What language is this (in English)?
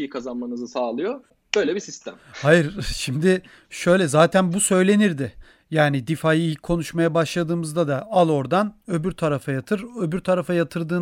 Turkish